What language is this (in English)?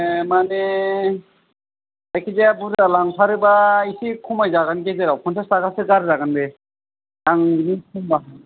Bodo